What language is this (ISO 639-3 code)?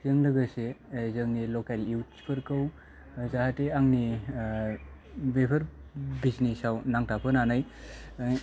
brx